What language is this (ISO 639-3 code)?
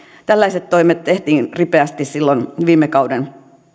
fin